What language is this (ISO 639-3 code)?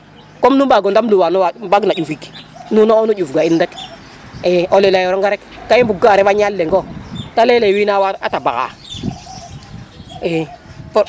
srr